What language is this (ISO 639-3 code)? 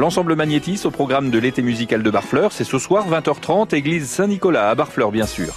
fra